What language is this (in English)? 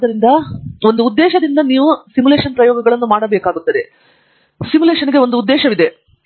Kannada